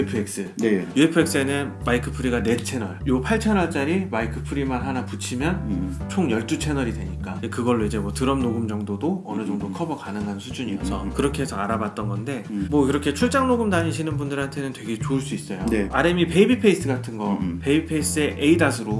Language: Korean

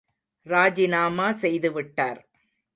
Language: Tamil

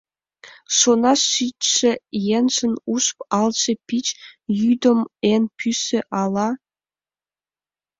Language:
Mari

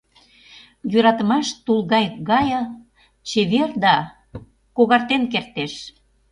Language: Mari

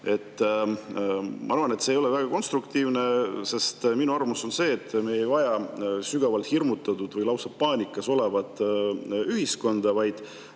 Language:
Estonian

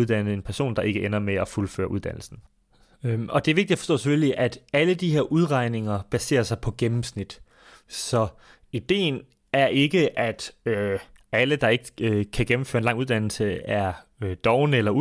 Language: Danish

